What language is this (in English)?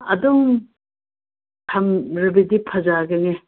Manipuri